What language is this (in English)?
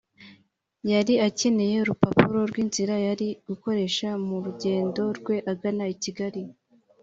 Kinyarwanda